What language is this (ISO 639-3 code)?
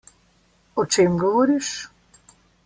slv